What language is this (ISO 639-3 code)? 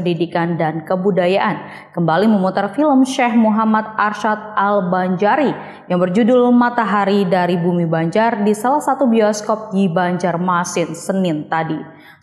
ind